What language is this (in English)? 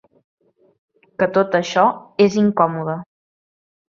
Catalan